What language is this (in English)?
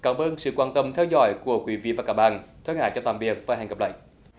Vietnamese